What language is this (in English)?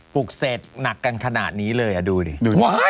Thai